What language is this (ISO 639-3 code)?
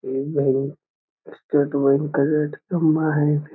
mag